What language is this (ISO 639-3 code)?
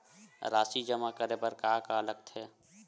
hne